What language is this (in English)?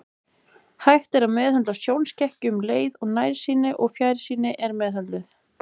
Icelandic